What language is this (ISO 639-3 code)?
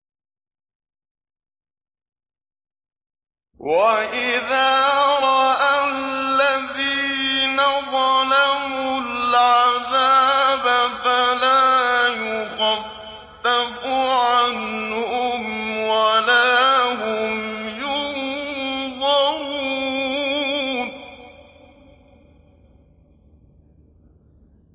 ara